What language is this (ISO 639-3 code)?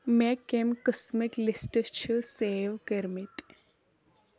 kas